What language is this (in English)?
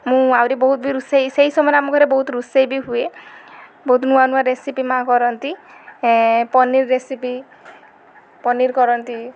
Odia